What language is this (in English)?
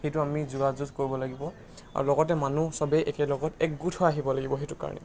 Assamese